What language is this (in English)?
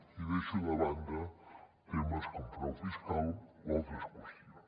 Catalan